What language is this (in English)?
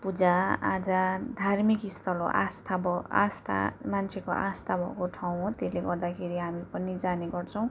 Nepali